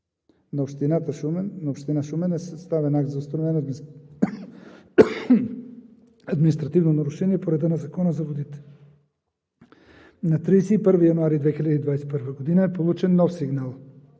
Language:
Bulgarian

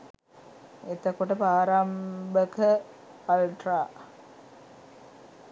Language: Sinhala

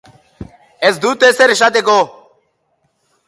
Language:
Basque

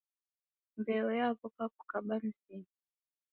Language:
Taita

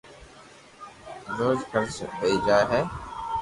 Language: Loarki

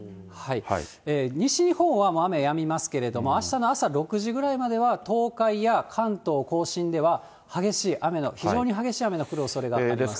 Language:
Japanese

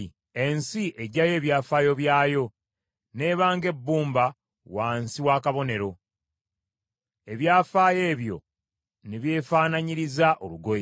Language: Ganda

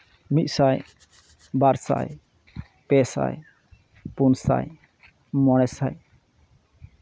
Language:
Santali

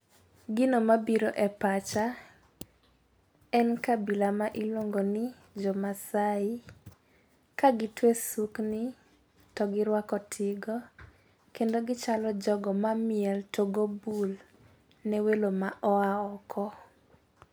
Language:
Luo (Kenya and Tanzania)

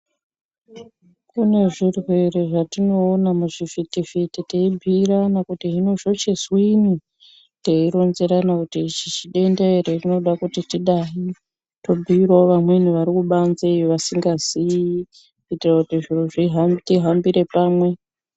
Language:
Ndau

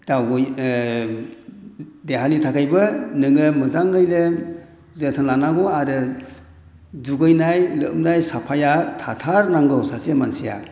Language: Bodo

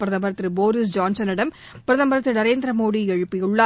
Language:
Tamil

